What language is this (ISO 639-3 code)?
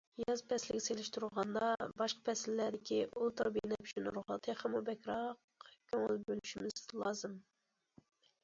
uig